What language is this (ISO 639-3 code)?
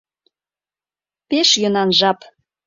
chm